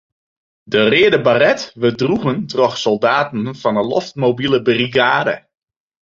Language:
Western Frisian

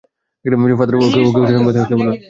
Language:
Bangla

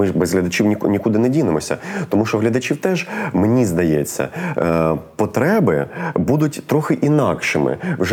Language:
Ukrainian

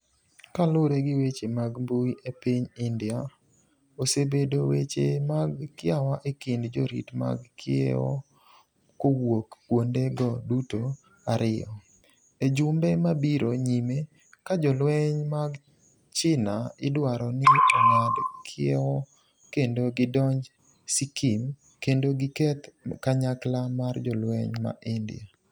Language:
Luo (Kenya and Tanzania)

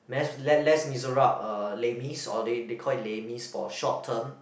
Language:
English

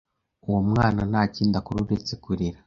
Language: Kinyarwanda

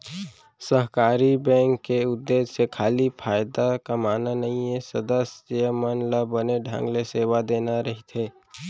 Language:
Chhattisgarhi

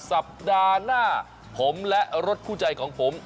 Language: Thai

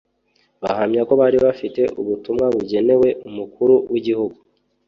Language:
Kinyarwanda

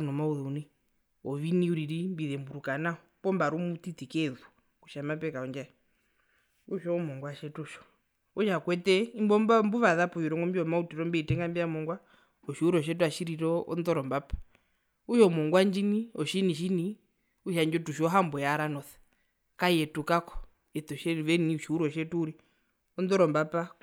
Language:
Herero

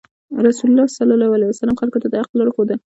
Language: Pashto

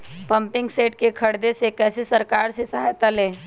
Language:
Magahi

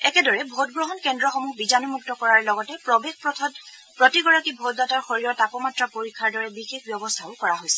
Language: Assamese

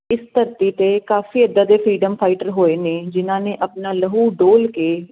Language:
Punjabi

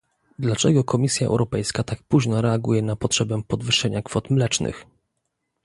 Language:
Polish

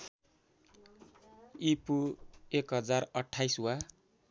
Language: Nepali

